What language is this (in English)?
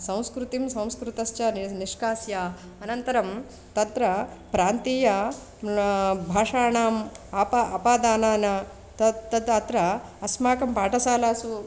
Sanskrit